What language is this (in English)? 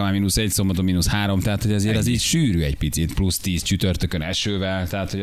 Hungarian